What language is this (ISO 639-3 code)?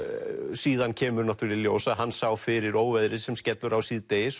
isl